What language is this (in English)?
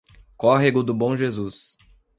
Portuguese